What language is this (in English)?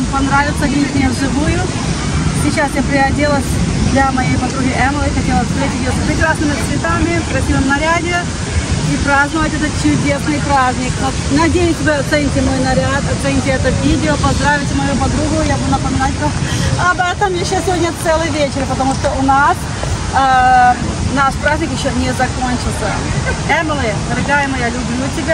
Russian